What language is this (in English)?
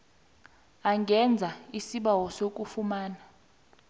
South Ndebele